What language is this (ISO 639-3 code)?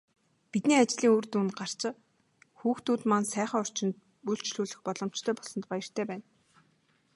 mon